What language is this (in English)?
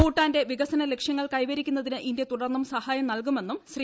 Malayalam